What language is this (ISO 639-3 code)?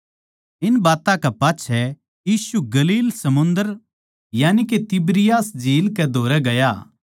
bgc